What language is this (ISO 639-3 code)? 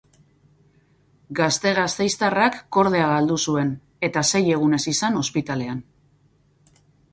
eus